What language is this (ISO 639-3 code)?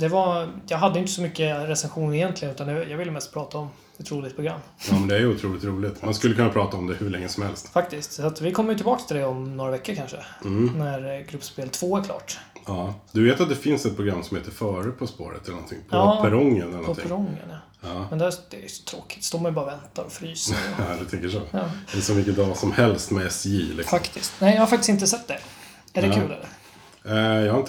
swe